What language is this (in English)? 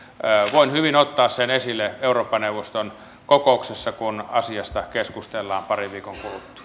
Finnish